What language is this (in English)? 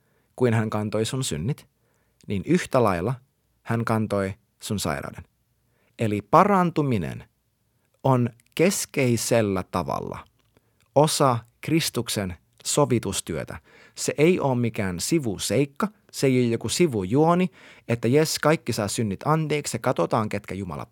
Finnish